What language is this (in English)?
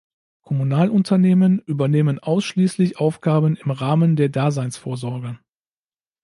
German